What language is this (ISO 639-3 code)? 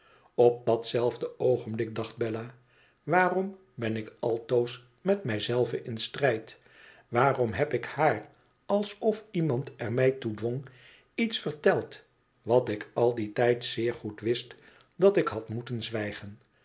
nld